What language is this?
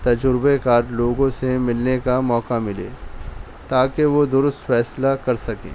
Urdu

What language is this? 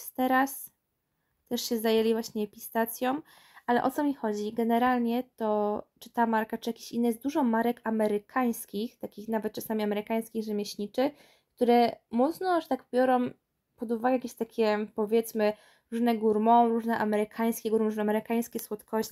Polish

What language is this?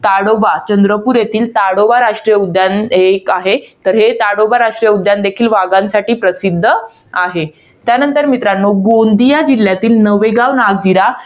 Marathi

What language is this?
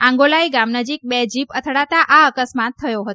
Gujarati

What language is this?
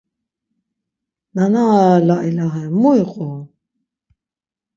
Laz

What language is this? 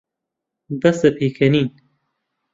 Central Kurdish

